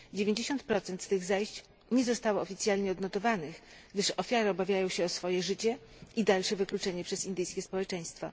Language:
Polish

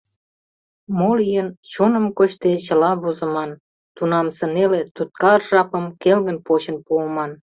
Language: Mari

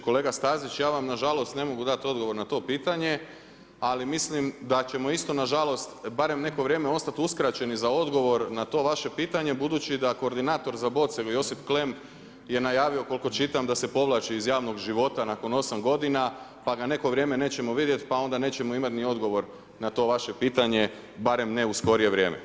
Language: Croatian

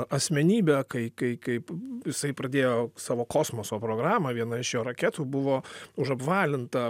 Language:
Lithuanian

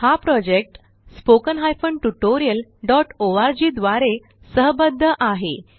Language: Marathi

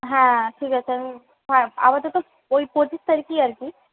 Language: Bangla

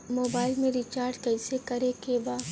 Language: Bhojpuri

